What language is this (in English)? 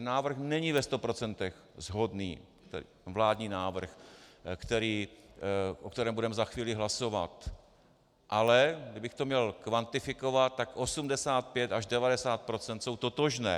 Czech